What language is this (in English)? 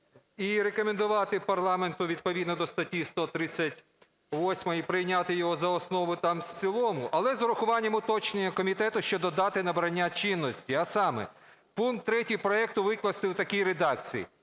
Ukrainian